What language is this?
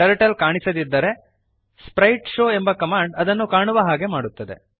Kannada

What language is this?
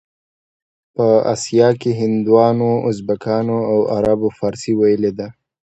Pashto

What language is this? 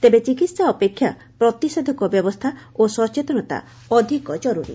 Odia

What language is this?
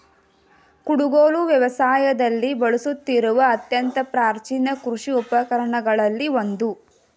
Kannada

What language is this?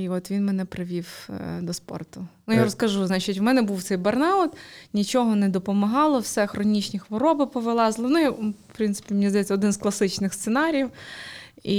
Ukrainian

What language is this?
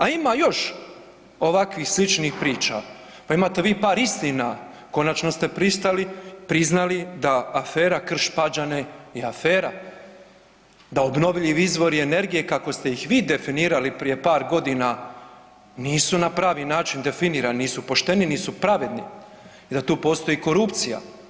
Croatian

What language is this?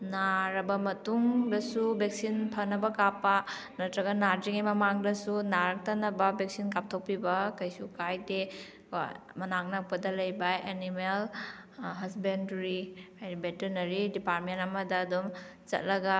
Manipuri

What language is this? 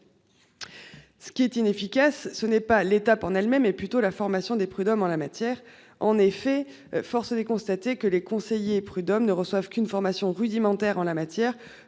French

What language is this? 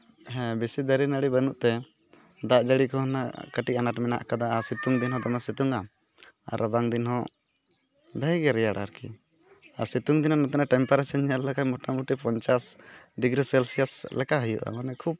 Santali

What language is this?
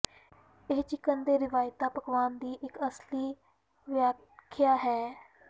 Punjabi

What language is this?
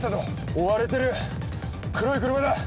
Japanese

